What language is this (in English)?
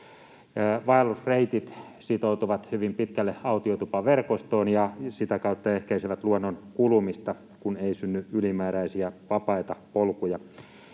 Finnish